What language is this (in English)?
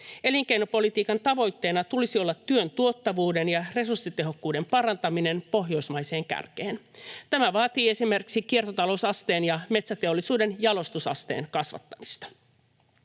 Finnish